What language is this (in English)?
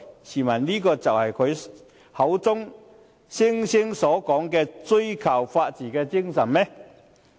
Cantonese